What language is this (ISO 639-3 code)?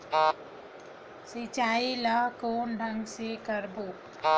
hne